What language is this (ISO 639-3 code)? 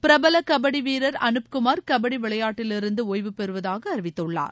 tam